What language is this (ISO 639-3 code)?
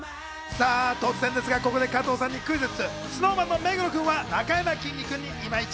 jpn